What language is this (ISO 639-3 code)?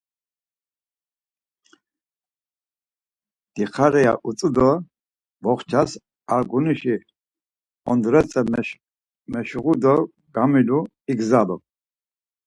lzz